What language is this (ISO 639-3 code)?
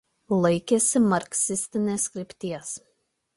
lit